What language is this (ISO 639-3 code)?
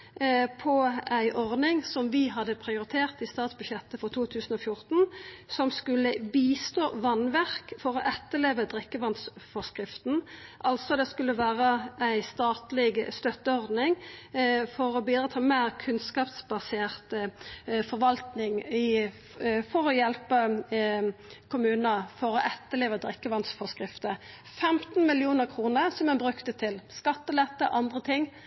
nno